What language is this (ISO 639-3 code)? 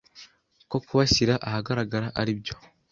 kin